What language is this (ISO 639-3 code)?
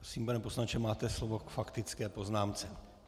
ces